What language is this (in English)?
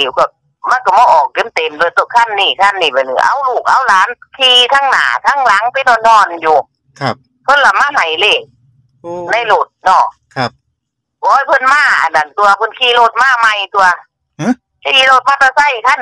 Thai